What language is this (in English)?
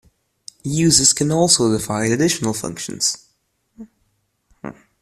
English